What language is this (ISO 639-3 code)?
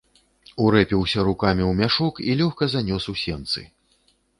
bel